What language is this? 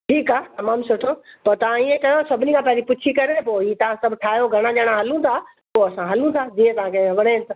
Sindhi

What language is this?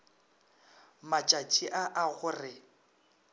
Northern Sotho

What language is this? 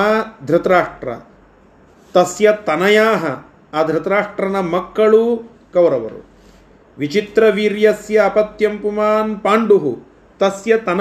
Kannada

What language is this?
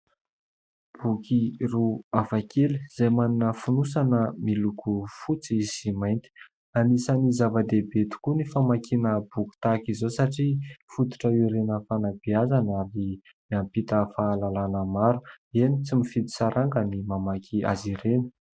Malagasy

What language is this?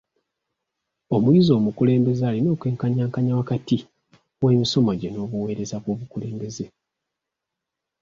Ganda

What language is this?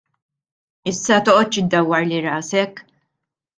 Maltese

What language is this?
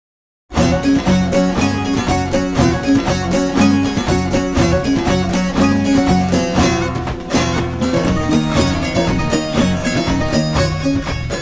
Turkish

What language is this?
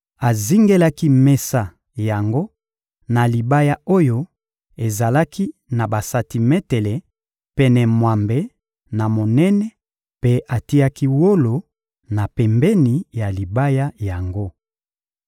Lingala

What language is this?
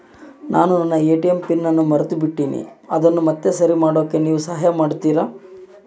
Kannada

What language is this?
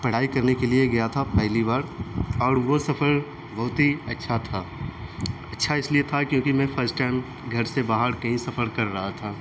Urdu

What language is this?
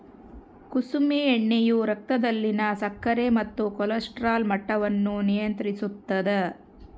Kannada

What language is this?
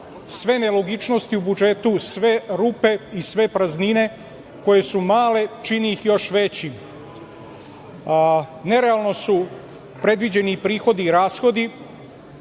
Serbian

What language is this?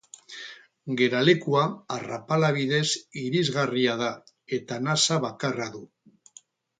Basque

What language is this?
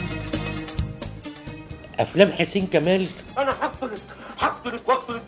Arabic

